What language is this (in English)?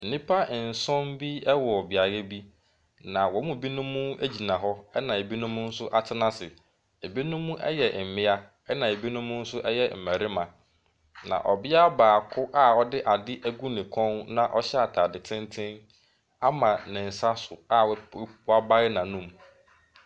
Akan